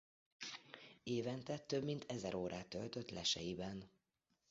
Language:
Hungarian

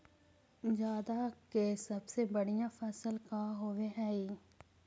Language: Magahi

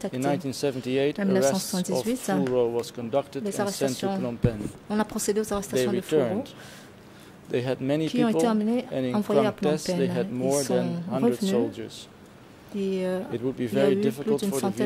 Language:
French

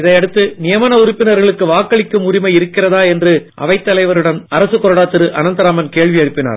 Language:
Tamil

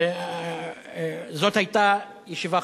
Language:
Hebrew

